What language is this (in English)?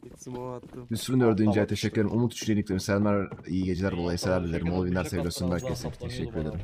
Turkish